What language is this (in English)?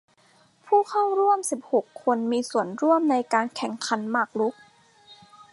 Thai